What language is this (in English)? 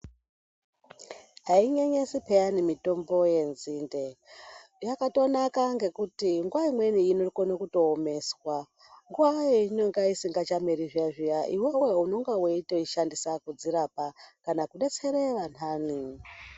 Ndau